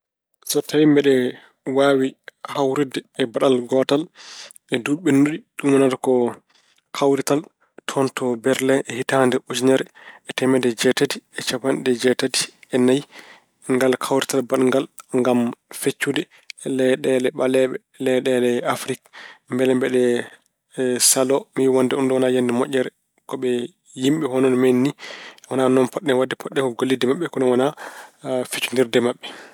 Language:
Fula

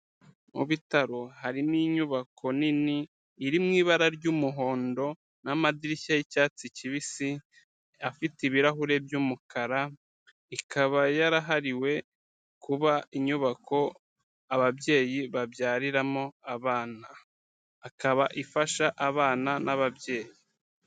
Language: Kinyarwanda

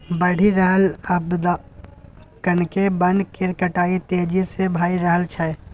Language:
Maithili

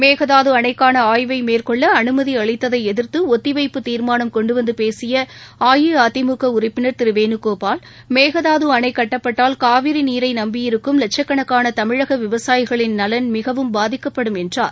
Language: Tamil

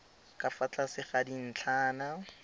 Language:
Tswana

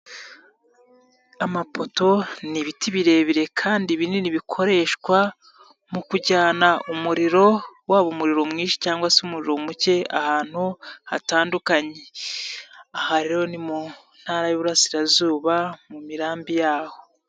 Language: Kinyarwanda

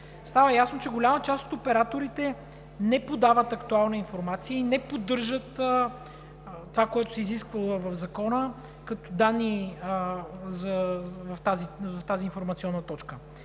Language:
Bulgarian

